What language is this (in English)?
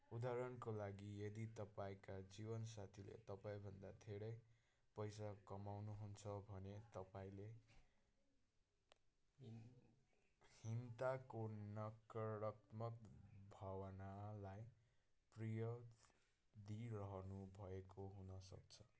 Nepali